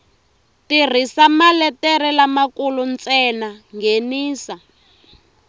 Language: Tsonga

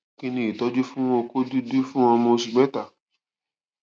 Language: Yoruba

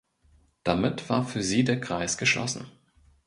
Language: German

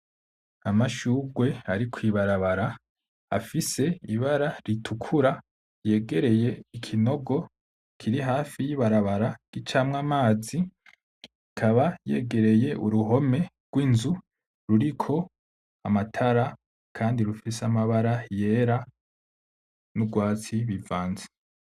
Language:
Rundi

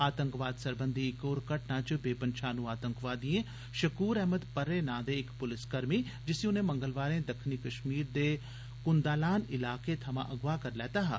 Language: Dogri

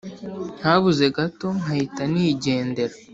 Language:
Kinyarwanda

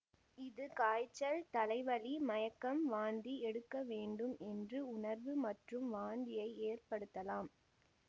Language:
Tamil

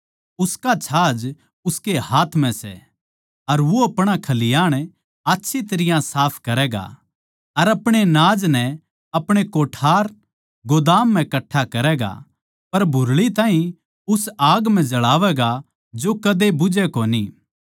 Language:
Haryanvi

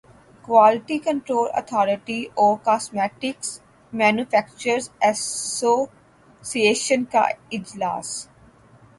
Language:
Urdu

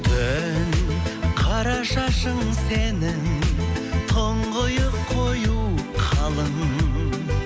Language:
Kazakh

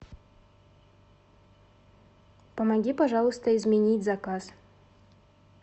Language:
Russian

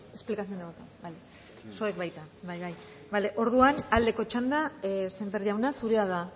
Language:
Basque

